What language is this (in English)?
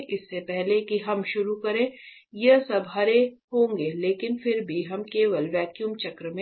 Hindi